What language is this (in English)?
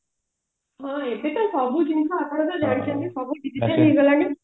Odia